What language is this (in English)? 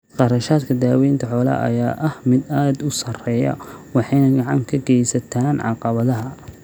Somali